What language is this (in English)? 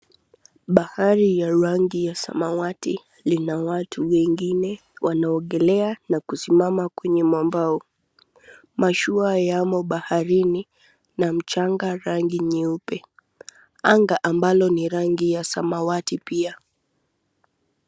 Swahili